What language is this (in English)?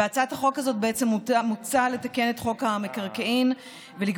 Hebrew